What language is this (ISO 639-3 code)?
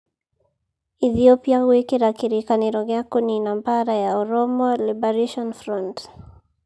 kik